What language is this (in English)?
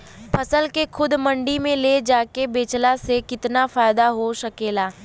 Bhojpuri